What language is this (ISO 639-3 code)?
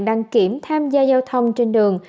vie